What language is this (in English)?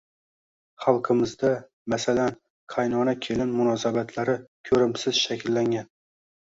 Uzbek